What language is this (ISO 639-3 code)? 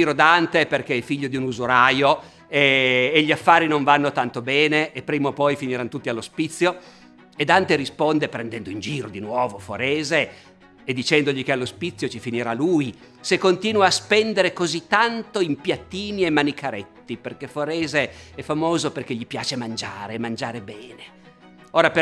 ita